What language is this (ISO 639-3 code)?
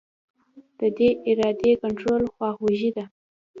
pus